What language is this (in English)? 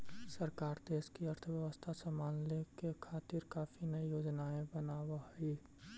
Magahi